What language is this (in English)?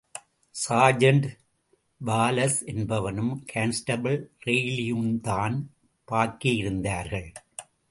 Tamil